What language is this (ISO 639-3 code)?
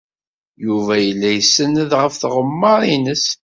kab